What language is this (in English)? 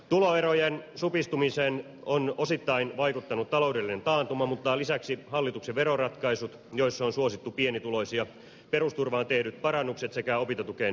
Finnish